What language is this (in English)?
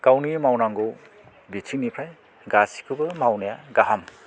Bodo